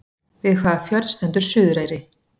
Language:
Icelandic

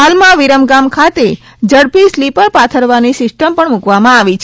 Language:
Gujarati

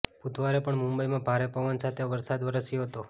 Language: Gujarati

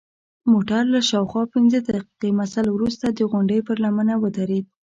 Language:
Pashto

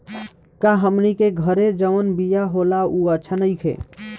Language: Bhojpuri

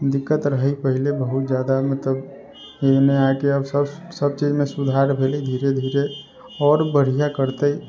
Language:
Maithili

